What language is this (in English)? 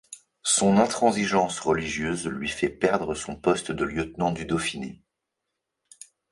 French